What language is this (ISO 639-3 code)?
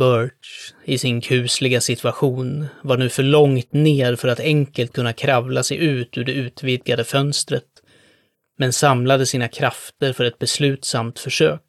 swe